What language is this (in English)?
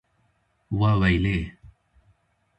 Kurdish